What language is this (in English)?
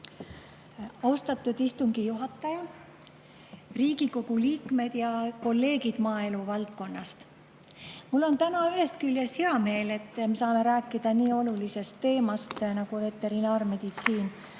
Estonian